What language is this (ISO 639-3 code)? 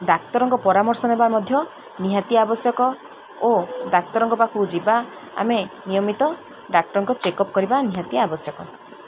ori